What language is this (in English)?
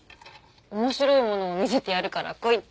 Japanese